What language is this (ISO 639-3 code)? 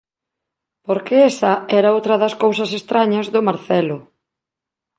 glg